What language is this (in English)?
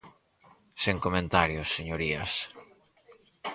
Galician